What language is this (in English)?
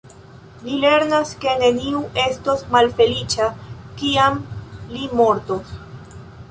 Esperanto